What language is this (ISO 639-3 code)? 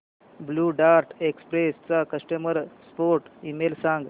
mar